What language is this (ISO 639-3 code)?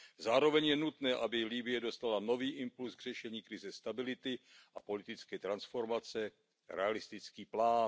ces